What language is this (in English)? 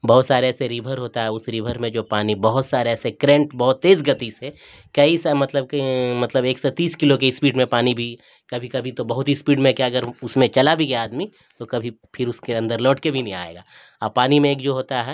Urdu